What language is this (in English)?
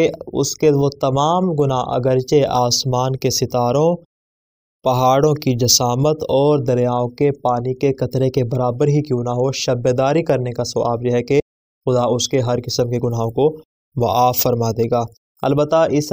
Arabic